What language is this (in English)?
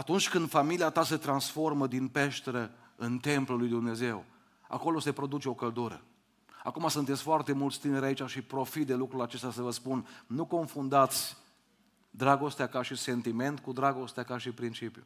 Romanian